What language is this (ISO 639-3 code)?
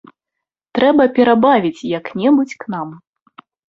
bel